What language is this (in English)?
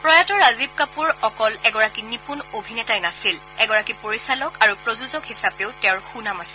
Assamese